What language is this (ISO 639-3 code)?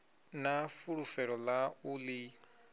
ven